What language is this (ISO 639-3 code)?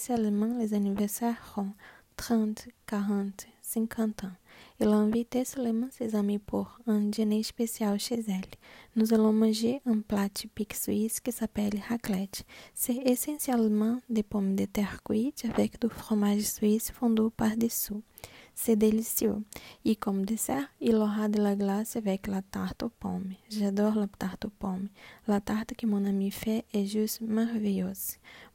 fra